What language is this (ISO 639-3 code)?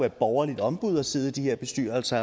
dan